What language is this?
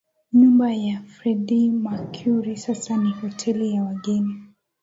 Swahili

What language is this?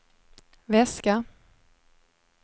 Swedish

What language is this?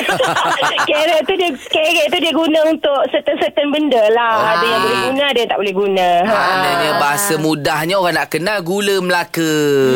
Malay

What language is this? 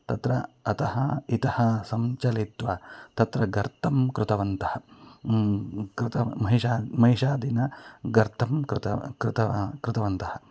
Sanskrit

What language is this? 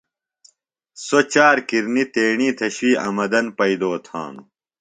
Phalura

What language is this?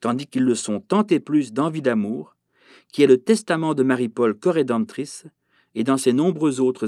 French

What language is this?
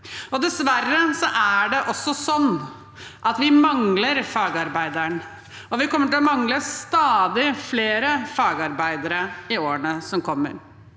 Norwegian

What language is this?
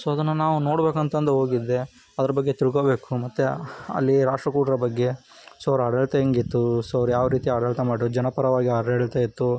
Kannada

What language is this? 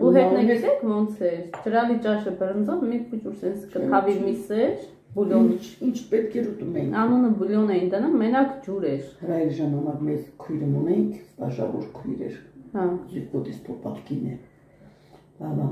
Romanian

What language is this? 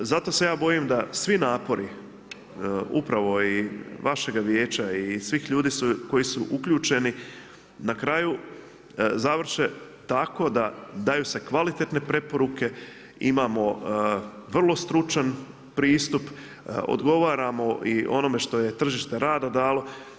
Croatian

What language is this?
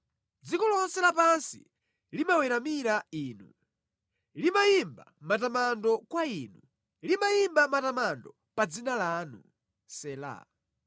Nyanja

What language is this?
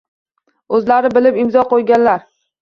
Uzbek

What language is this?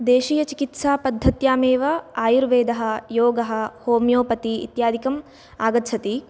Sanskrit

